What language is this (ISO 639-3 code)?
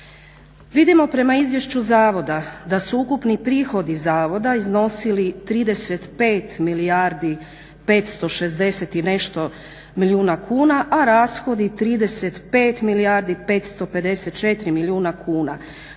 hrv